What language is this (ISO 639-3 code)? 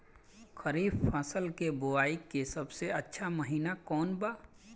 bho